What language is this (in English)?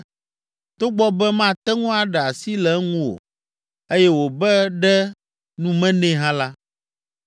Ewe